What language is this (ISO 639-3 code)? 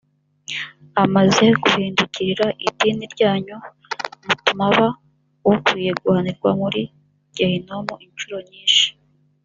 kin